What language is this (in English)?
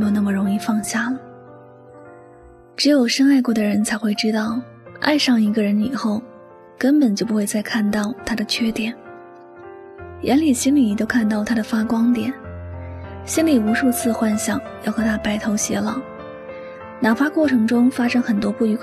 Chinese